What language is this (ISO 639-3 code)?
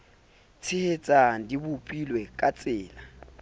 sot